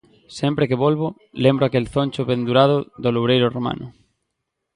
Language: Galician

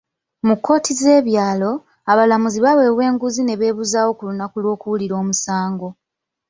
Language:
Ganda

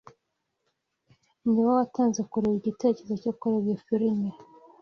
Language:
Kinyarwanda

